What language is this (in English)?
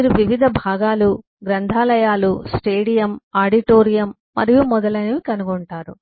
Telugu